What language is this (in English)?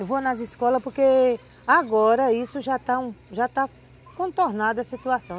Portuguese